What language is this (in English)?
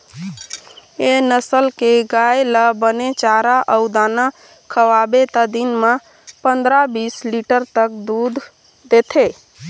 Chhattisgarhi